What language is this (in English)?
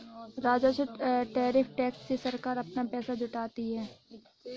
Hindi